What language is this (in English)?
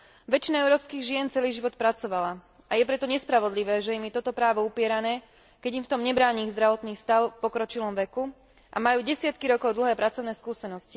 Slovak